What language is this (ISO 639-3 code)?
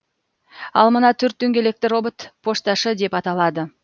kaz